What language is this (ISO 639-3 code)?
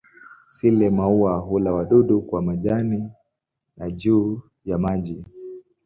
swa